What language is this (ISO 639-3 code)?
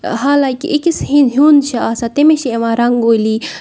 kas